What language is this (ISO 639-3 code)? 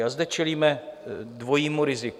ces